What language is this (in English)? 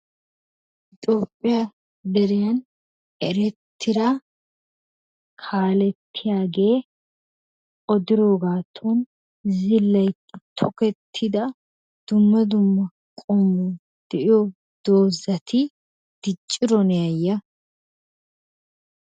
Wolaytta